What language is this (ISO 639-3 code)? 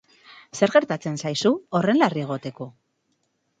eus